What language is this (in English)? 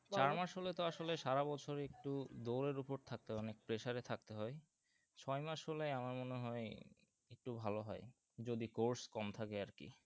Bangla